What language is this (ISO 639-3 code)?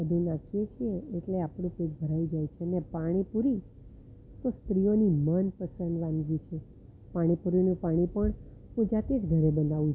guj